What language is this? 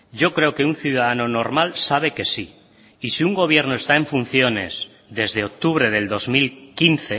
Spanish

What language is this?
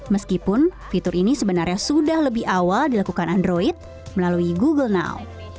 Indonesian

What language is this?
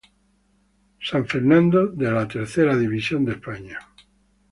Spanish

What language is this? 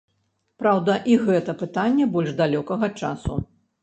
Belarusian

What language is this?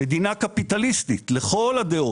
Hebrew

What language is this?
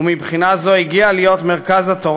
Hebrew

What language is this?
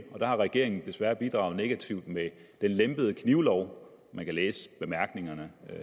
Danish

